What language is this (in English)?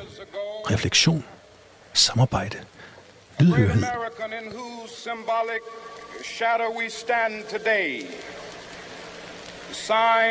Danish